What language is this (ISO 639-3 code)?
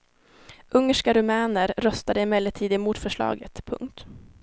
swe